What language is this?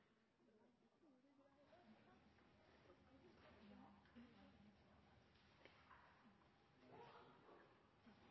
Norwegian Bokmål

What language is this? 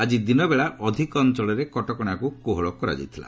Odia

